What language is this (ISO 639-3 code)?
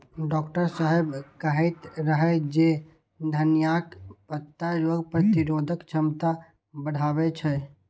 mai